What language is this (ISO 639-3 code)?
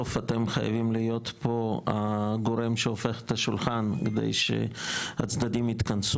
heb